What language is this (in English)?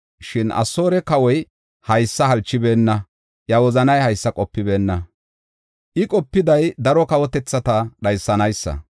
Gofa